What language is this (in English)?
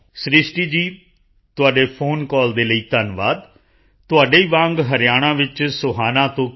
Punjabi